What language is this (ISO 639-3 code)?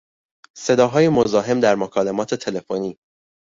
fas